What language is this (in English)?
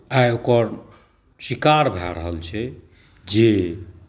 Maithili